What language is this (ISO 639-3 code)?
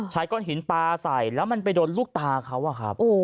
tha